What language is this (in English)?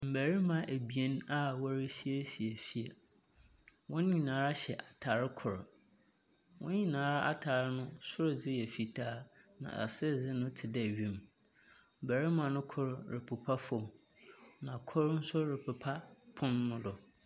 Akan